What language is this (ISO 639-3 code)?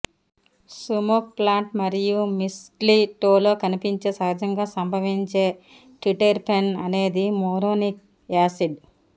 tel